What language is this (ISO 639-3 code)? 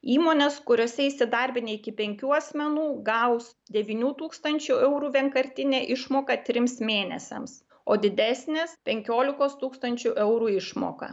lit